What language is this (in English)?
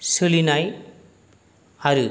Bodo